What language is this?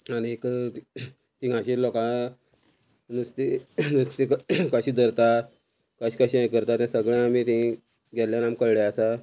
Konkani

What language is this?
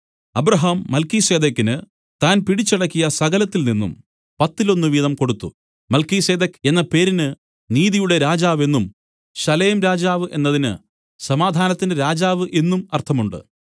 Malayalam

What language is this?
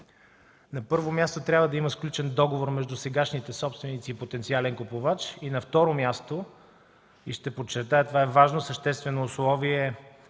Bulgarian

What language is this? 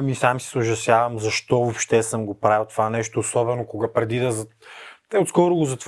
Bulgarian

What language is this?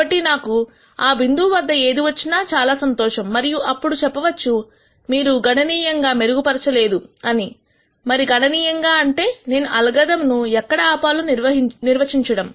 Telugu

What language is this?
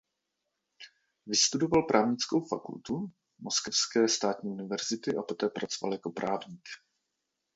Czech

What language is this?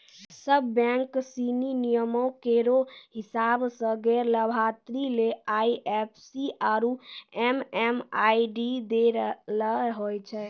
Maithili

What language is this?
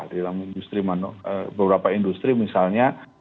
Indonesian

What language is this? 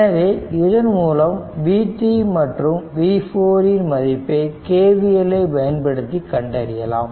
Tamil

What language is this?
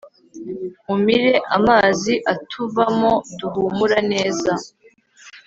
Kinyarwanda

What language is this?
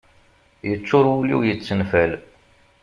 Kabyle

